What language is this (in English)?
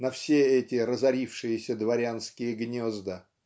Russian